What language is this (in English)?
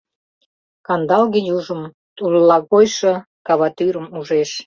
Mari